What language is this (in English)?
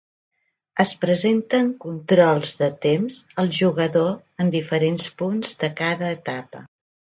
Catalan